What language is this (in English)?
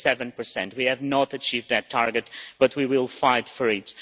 English